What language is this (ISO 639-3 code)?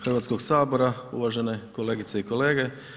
hrv